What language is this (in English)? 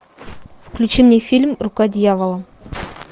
Russian